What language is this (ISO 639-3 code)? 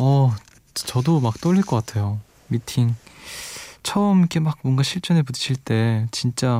kor